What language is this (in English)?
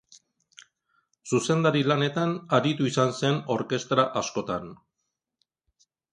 Basque